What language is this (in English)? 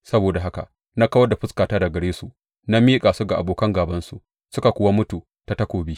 Hausa